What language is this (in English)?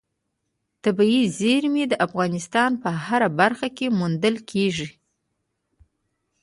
Pashto